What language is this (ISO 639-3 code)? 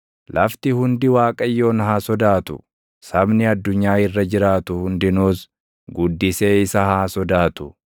orm